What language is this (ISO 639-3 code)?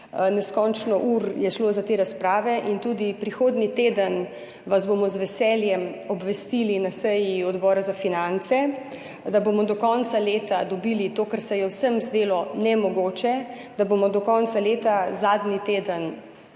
slv